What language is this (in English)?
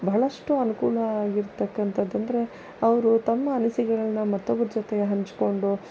Kannada